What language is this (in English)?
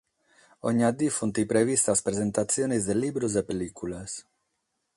Sardinian